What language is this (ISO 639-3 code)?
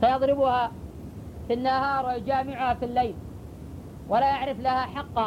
ara